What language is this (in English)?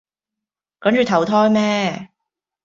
Cantonese